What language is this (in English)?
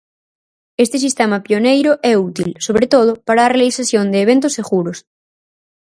Galician